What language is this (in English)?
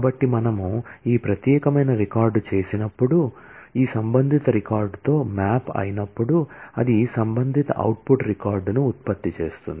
Telugu